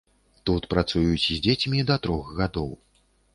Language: Belarusian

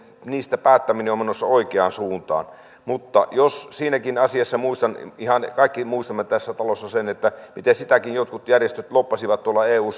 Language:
Finnish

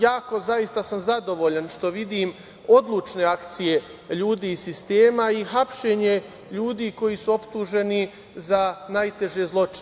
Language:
Serbian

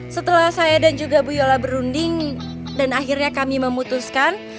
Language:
Indonesian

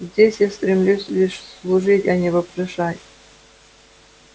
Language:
Russian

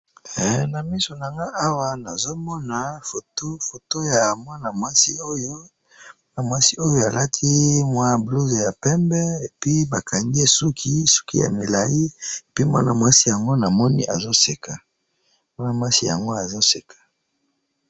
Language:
Lingala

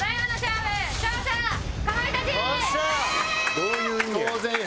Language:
Japanese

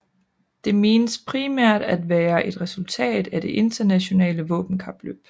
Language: Danish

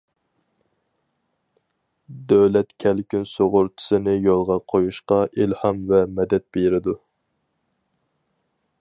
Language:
Uyghur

